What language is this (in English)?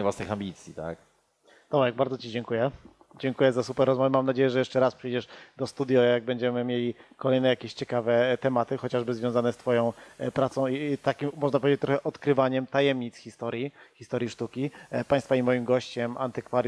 Polish